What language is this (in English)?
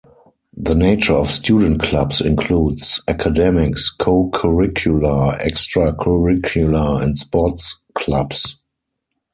English